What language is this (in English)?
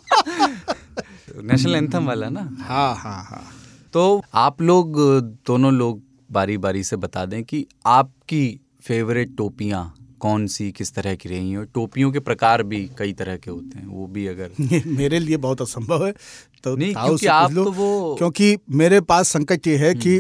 Hindi